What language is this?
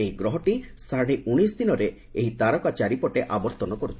Odia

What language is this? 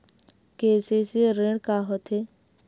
Chhattisgarhi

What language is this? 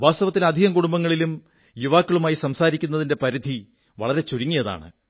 Malayalam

